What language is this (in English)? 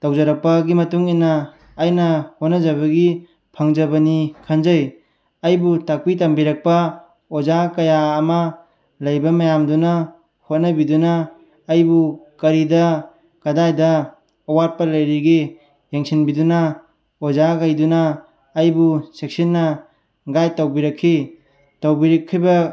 Manipuri